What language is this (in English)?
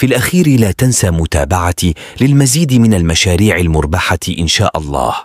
Arabic